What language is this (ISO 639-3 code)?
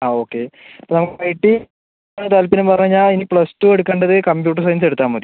mal